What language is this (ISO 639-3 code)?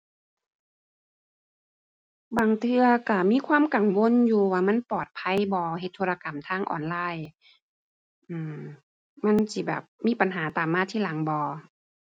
tha